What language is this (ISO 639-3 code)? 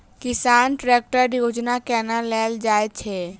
mai